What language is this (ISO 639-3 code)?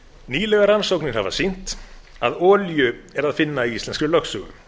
isl